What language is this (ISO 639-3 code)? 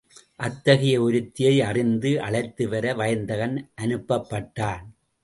tam